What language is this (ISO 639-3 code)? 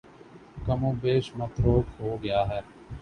urd